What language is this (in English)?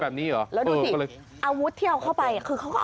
Thai